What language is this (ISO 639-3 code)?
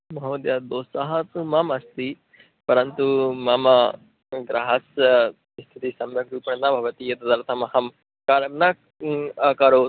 san